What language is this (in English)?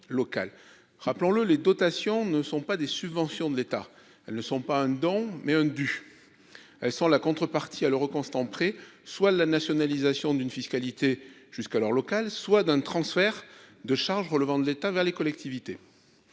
French